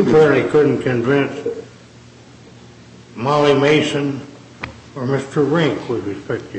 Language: English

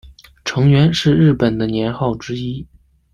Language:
Chinese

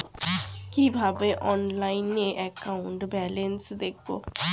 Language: Bangla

